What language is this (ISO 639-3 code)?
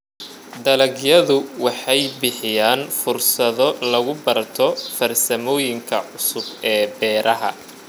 som